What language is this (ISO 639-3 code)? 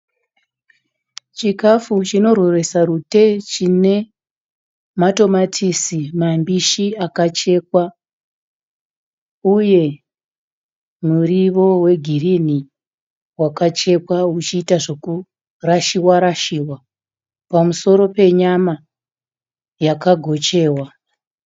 sna